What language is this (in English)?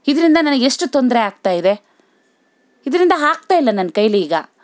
Kannada